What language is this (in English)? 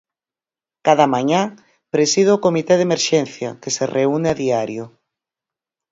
Galician